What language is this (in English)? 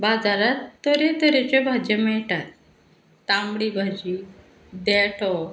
Konkani